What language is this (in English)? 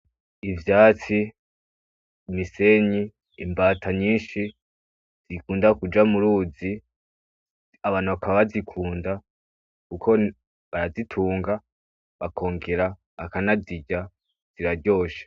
Rundi